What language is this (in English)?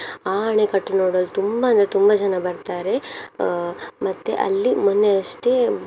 Kannada